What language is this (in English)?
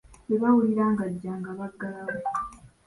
Ganda